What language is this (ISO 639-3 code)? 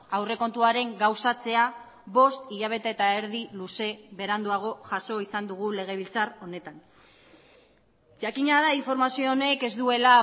eus